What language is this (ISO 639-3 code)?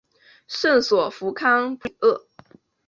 zho